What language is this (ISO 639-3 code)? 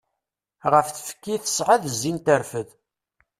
kab